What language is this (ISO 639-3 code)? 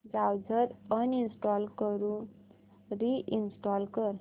mar